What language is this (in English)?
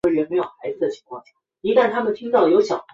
Chinese